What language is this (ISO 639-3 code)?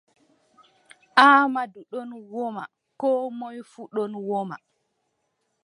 fub